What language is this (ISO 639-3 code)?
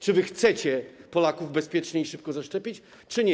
pol